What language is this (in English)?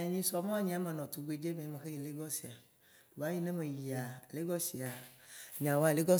Waci Gbe